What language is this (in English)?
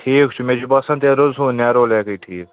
Kashmiri